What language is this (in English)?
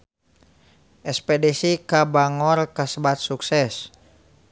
Sundanese